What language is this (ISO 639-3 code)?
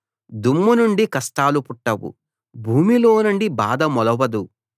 tel